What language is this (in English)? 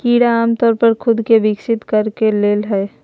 Magahi